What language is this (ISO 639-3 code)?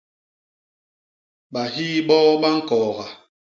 bas